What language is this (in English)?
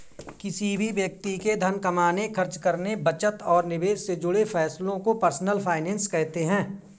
Hindi